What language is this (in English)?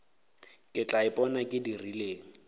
Northern Sotho